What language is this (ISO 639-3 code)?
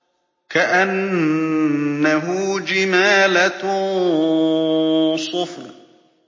ara